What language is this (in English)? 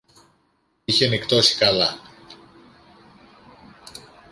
Greek